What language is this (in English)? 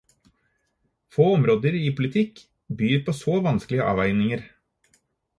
Norwegian Bokmål